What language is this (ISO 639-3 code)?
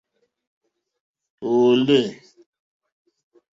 bri